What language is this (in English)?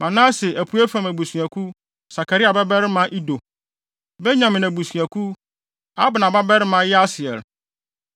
Akan